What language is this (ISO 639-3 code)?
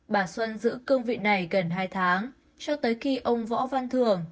vie